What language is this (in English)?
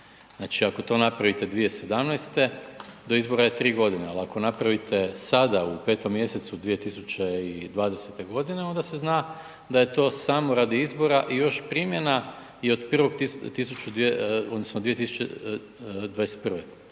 Croatian